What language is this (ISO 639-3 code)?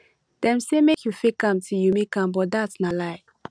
pcm